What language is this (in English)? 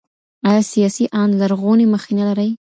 Pashto